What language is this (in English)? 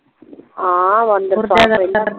Punjabi